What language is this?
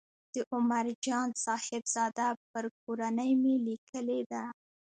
Pashto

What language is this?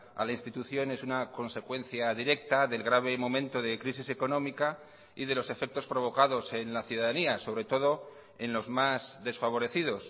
Spanish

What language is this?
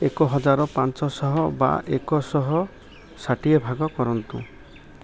Odia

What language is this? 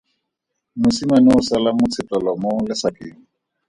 Tswana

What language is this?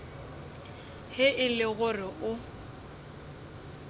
Northern Sotho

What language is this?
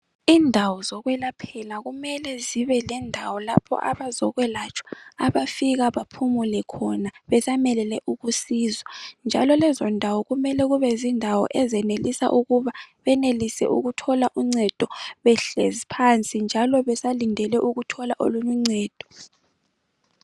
North Ndebele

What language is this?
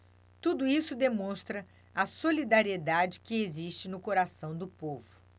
Portuguese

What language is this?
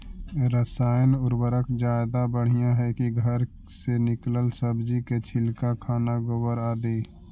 Magahi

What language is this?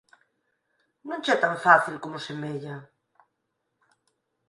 Galician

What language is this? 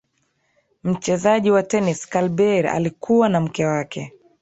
Swahili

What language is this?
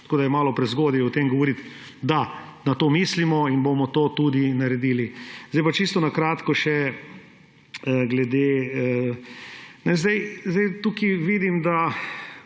Slovenian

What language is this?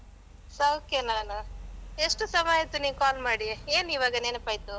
Kannada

